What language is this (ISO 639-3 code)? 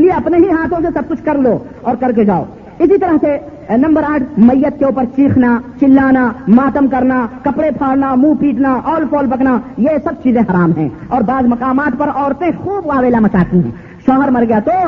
urd